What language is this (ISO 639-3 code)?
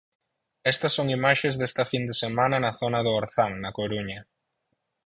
glg